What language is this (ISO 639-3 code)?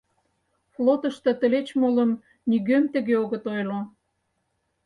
chm